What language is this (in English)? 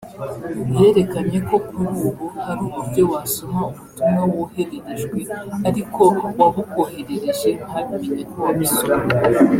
Kinyarwanda